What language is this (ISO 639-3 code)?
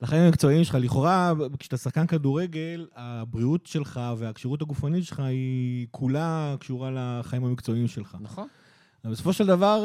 heb